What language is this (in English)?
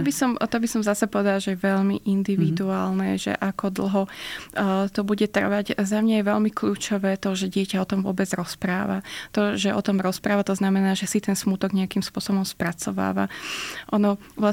Slovak